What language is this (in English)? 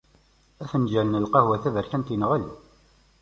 Kabyle